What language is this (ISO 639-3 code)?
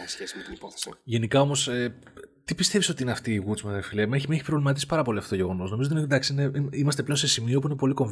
ell